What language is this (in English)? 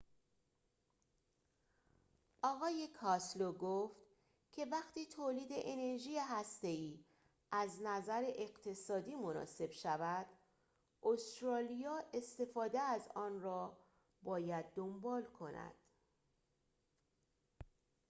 Persian